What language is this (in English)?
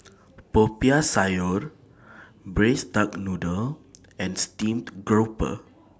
English